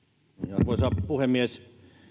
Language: Finnish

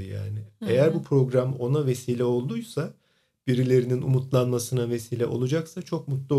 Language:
Turkish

